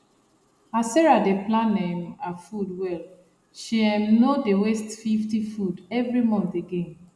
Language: Nigerian Pidgin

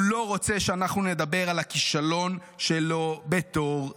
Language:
Hebrew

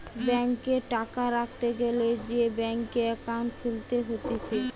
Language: Bangla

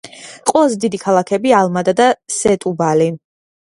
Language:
Georgian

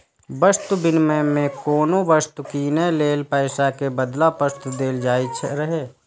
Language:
Maithili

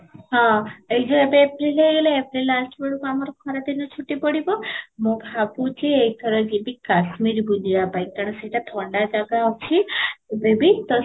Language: Odia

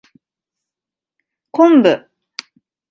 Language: Japanese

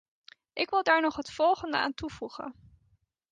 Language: Dutch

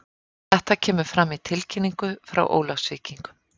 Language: Icelandic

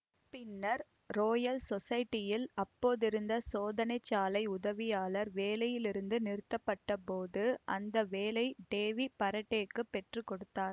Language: Tamil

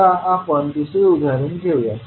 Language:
Marathi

